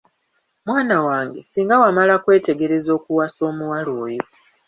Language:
Ganda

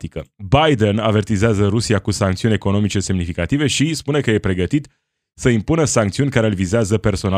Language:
Romanian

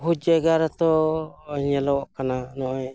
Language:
Santali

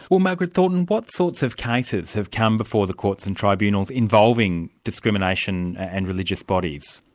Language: English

